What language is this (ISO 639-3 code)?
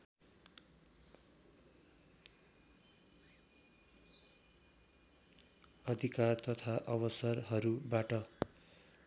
nep